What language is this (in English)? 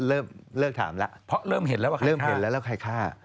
Thai